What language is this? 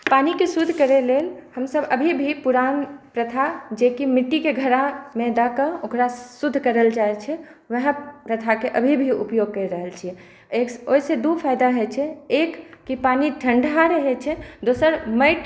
Maithili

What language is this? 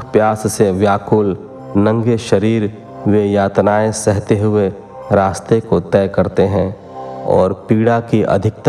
Hindi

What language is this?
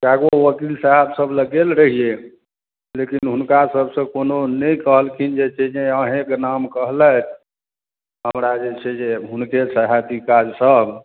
Maithili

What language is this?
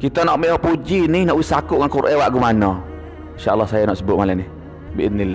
Malay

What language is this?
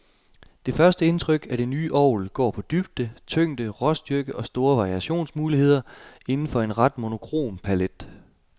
Danish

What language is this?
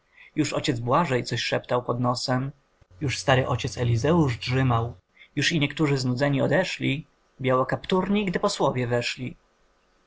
Polish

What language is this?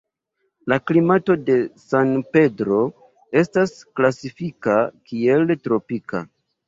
Esperanto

